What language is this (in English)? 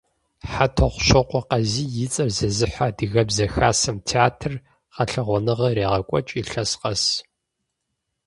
Kabardian